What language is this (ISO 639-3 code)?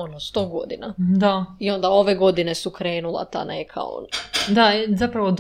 hrv